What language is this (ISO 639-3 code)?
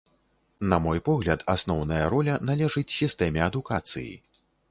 bel